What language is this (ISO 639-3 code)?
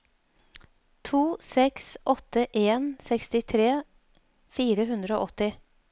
nor